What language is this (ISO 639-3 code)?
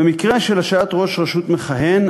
heb